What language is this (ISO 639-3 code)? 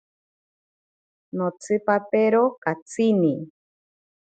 prq